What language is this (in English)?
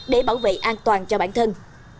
Vietnamese